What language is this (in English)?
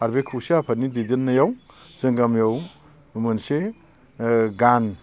Bodo